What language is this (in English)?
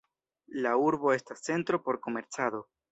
Esperanto